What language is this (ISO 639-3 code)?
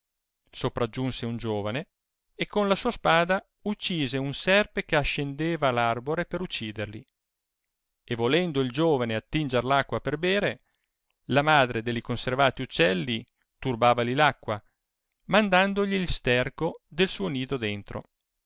ita